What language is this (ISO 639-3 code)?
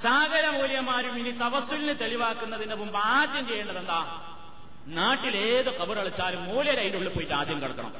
mal